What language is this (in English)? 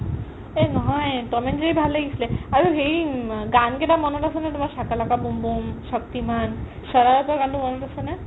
Assamese